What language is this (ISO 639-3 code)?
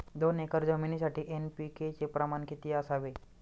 mar